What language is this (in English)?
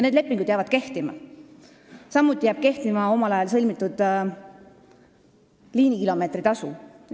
Estonian